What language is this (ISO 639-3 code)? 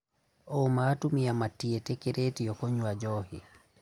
kik